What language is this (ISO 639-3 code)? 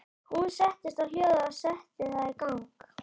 isl